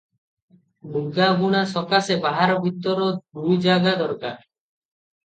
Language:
Odia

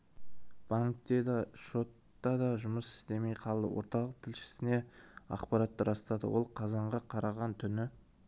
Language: Kazakh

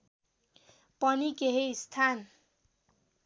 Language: Nepali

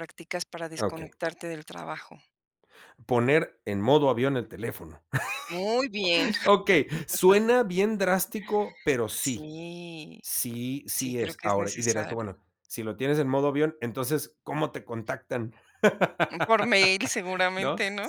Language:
Spanish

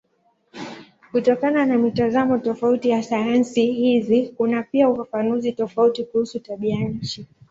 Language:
Swahili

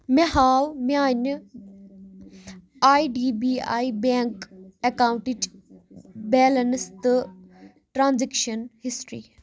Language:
Kashmiri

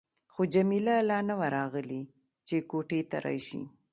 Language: Pashto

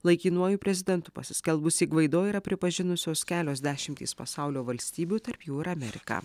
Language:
Lithuanian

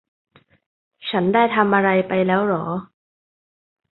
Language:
Thai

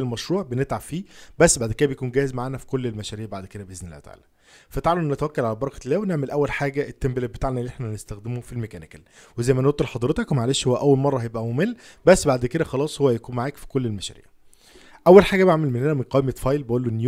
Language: Arabic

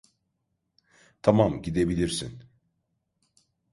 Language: Turkish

